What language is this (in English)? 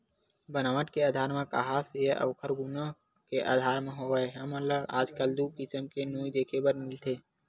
Chhattisgarhi